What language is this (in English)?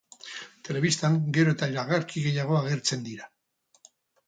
Basque